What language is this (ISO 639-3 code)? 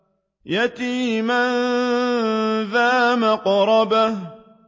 ara